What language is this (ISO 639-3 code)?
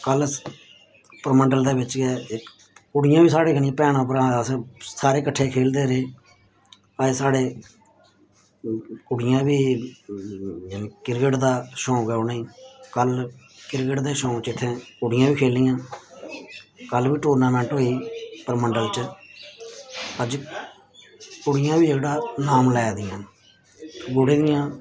doi